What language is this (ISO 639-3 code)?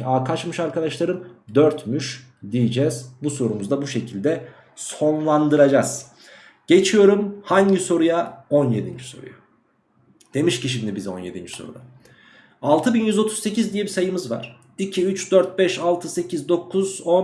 tur